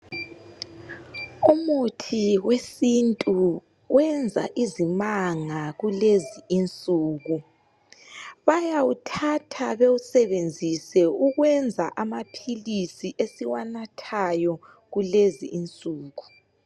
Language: North Ndebele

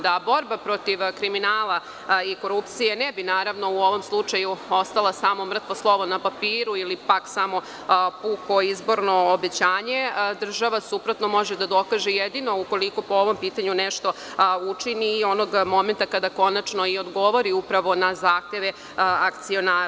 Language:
Serbian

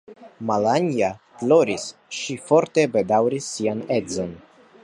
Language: Esperanto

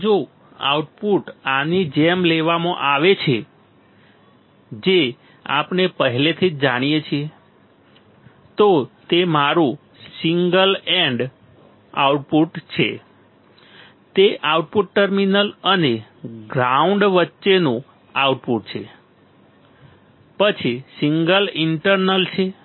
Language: Gujarati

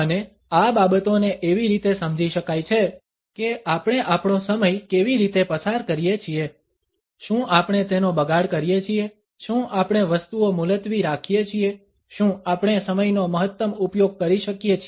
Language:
Gujarati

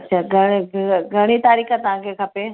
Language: Sindhi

